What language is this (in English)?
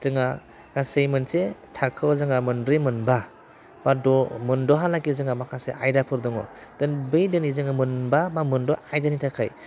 Bodo